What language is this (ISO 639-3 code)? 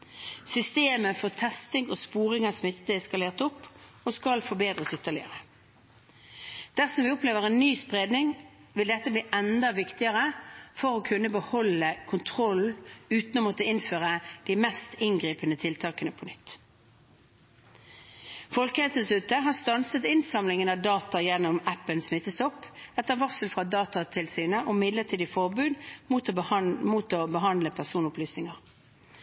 nob